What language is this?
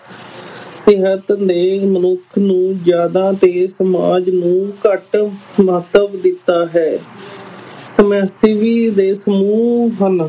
Punjabi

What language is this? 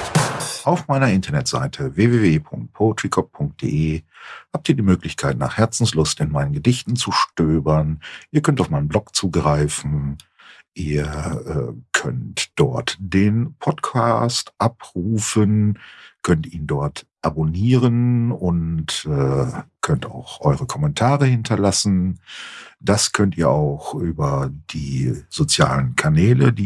German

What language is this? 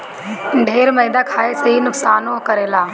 Bhojpuri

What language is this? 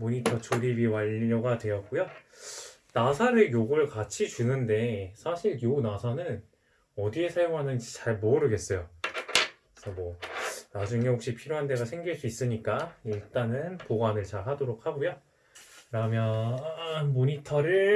Korean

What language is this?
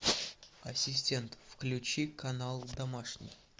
Russian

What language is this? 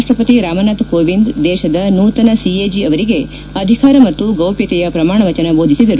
Kannada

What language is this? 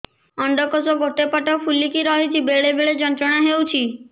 Odia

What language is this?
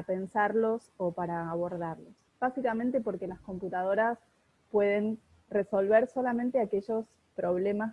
Spanish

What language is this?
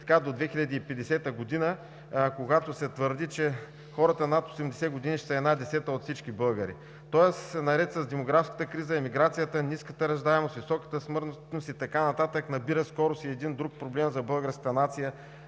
Bulgarian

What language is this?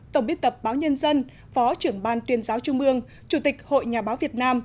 Vietnamese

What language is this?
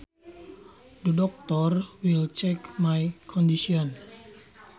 Sundanese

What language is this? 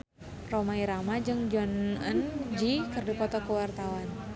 Sundanese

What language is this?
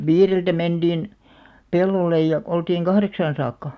Finnish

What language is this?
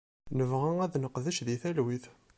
Kabyle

